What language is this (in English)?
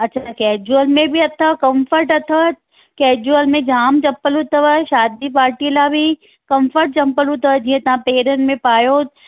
Sindhi